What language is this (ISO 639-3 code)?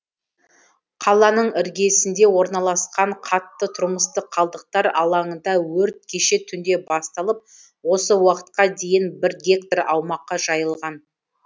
kaz